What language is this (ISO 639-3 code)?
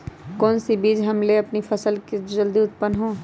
mag